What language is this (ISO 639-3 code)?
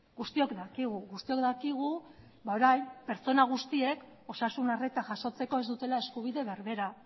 eus